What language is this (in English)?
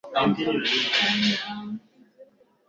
Swahili